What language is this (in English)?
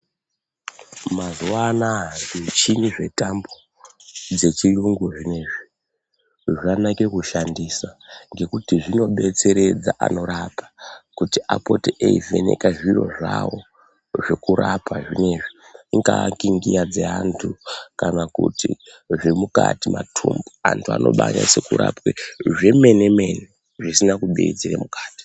Ndau